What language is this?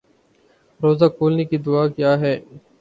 Urdu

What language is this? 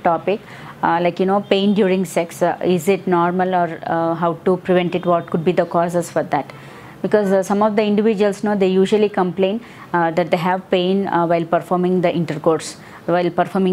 English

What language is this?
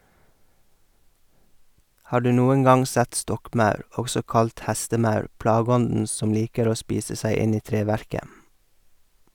Norwegian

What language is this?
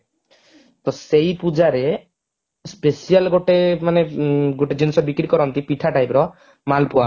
Odia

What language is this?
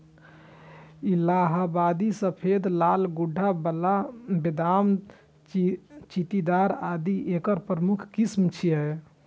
Maithili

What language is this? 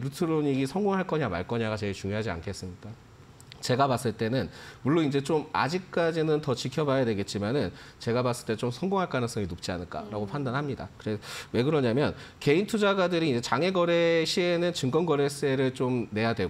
Korean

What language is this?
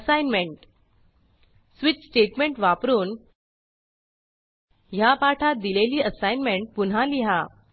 Marathi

